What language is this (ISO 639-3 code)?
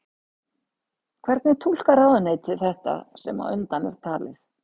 isl